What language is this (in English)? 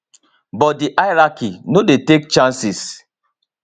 Nigerian Pidgin